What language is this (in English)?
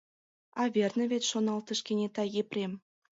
Mari